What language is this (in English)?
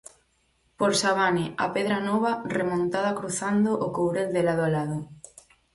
Galician